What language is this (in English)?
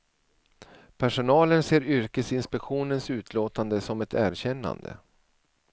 Swedish